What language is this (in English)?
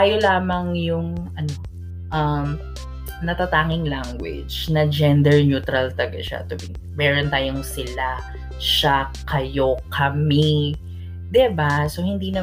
Filipino